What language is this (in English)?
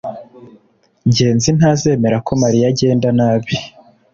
Kinyarwanda